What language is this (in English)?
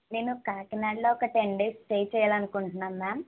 Telugu